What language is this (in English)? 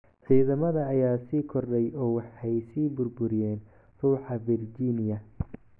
Somali